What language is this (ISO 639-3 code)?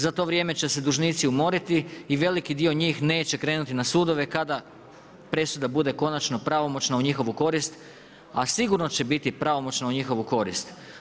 hrv